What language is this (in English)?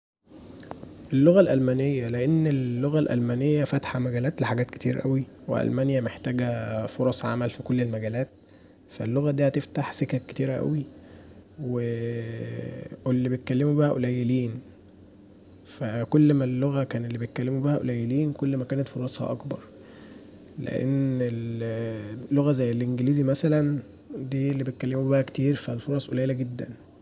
Egyptian Arabic